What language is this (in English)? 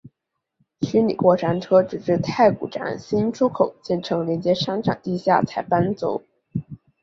Chinese